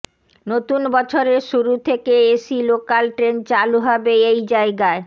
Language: Bangla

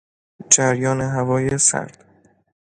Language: Persian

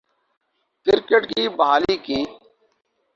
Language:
Urdu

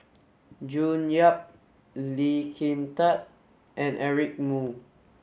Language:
English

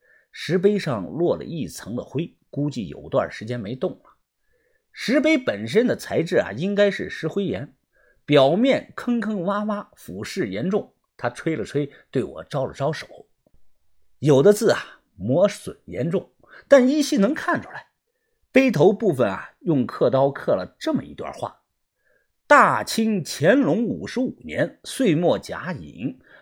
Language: Chinese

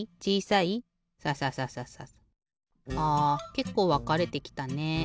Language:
Japanese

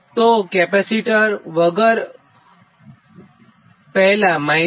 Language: Gujarati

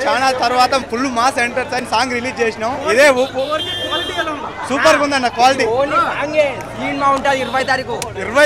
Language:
Arabic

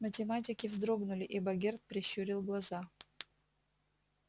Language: Russian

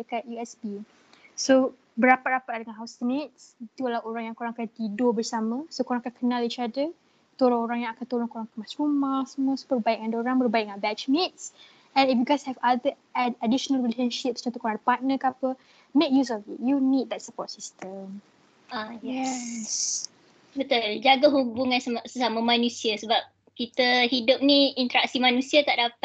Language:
Malay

